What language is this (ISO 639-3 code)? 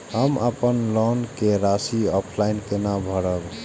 mai